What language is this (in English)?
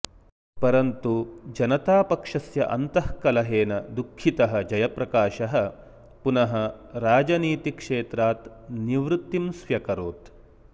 Sanskrit